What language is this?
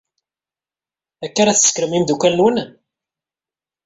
Kabyle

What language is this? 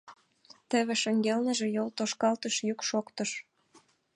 Mari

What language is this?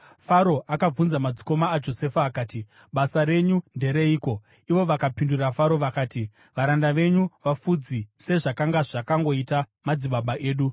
Shona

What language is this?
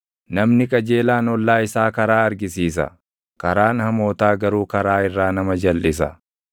Oromo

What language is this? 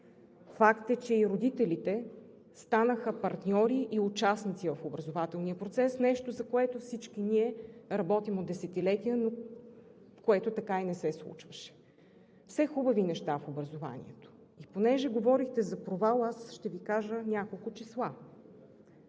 Bulgarian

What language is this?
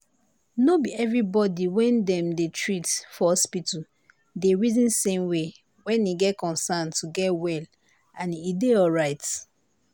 Nigerian Pidgin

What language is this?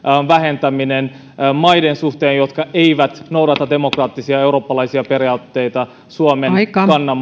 Finnish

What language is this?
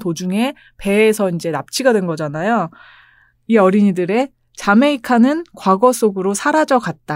Korean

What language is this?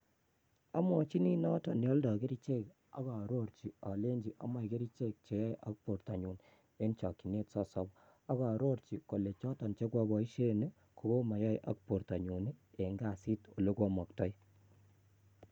Kalenjin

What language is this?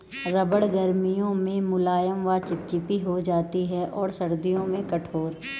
Hindi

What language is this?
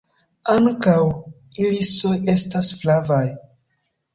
Esperanto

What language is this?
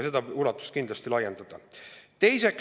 Estonian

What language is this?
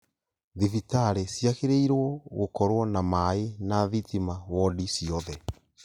Kikuyu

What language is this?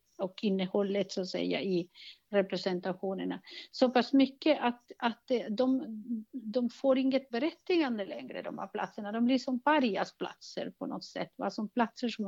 Swedish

